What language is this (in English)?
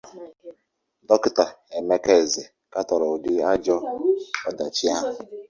Igbo